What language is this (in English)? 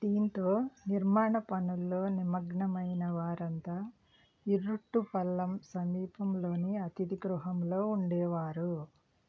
Telugu